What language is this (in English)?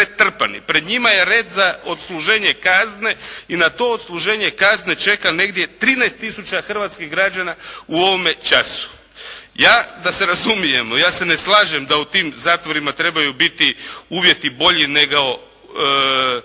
Croatian